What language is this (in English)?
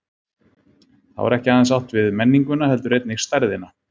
Icelandic